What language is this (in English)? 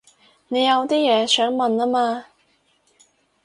Cantonese